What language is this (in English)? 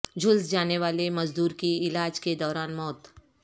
Urdu